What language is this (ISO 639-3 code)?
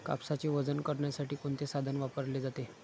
mar